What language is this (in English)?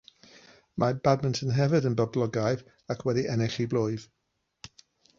Welsh